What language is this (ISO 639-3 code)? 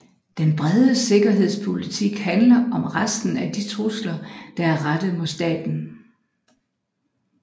dan